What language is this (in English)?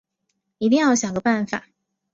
Chinese